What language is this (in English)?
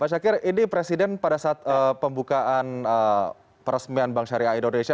Indonesian